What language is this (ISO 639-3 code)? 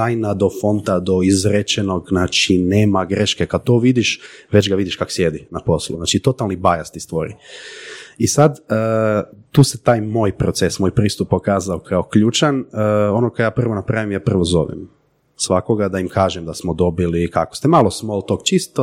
hrv